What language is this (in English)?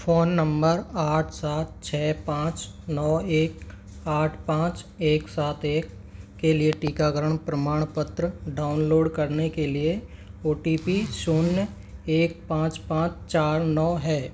Hindi